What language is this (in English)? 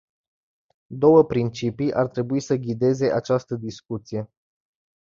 Romanian